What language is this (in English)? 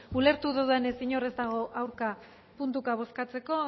Basque